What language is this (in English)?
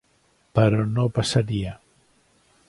Catalan